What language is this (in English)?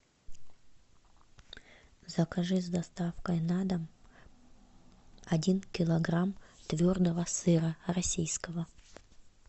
Russian